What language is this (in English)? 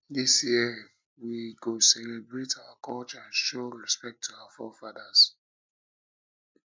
Nigerian Pidgin